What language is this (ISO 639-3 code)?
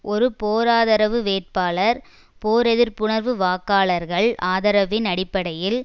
tam